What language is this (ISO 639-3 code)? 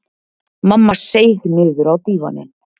isl